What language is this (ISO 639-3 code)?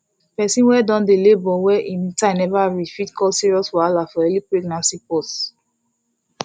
pcm